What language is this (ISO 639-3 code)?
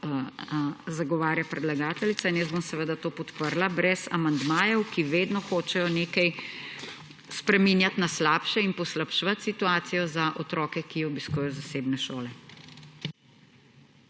slv